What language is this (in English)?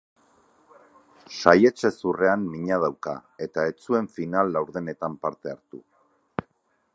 Basque